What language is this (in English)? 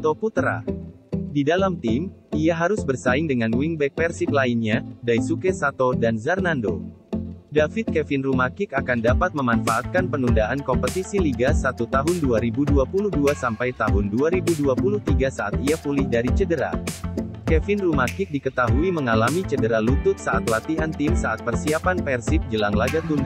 Indonesian